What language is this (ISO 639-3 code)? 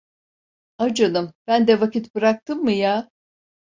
tur